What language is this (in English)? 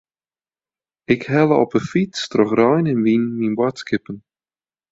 Western Frisian